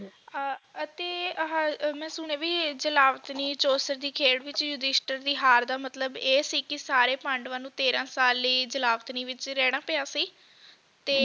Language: Punjabi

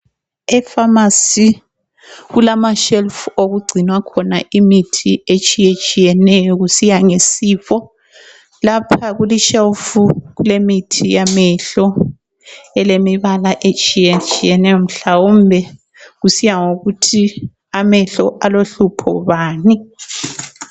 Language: North Ndebele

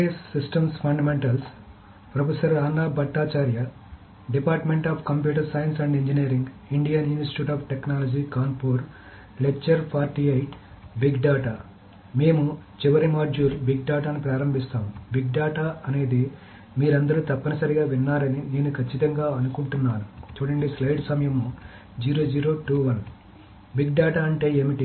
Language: Telugu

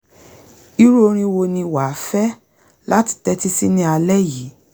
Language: Yoruba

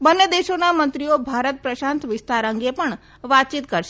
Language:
Gujarati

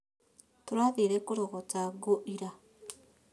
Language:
Kikuyu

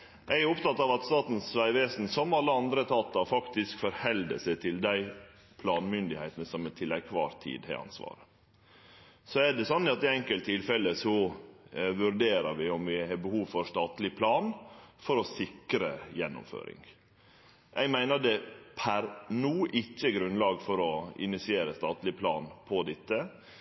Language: Norwegian Nynorsk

